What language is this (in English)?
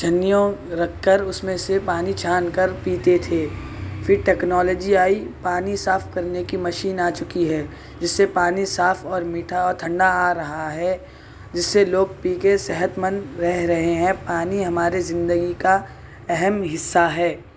Urdu